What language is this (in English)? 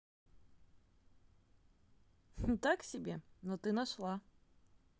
Russian